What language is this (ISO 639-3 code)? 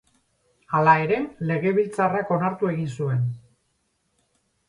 eus